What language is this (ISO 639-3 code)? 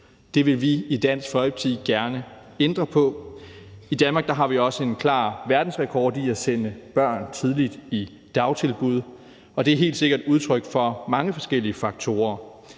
dan